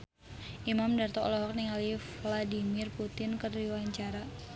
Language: Sundanese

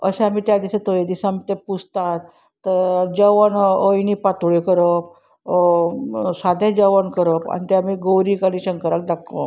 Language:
Konkani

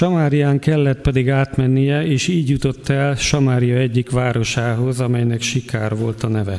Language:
Hungarian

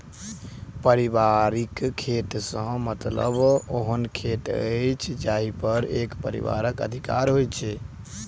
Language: Maithili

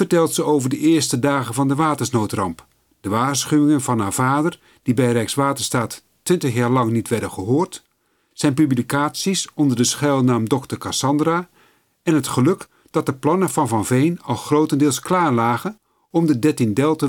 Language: Dutch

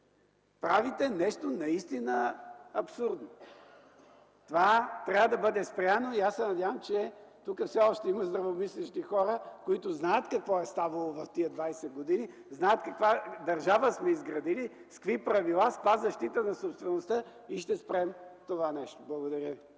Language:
Bulgarian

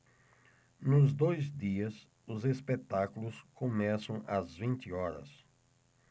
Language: Portuguese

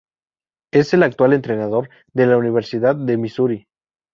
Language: Spanish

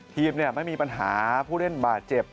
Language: Thai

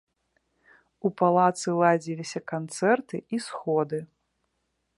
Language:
Belarusian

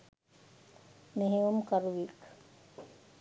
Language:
Sinhala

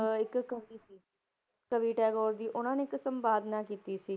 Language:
Punjabi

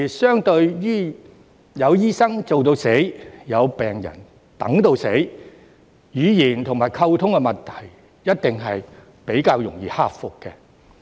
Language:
Cantonese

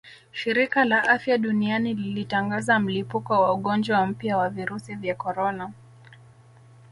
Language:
Swahili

